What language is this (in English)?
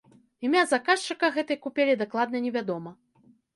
Belarusian